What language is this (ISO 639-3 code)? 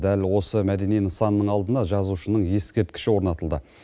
kaz